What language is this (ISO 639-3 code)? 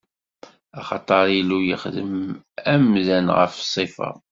kab